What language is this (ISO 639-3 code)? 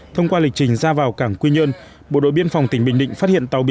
vie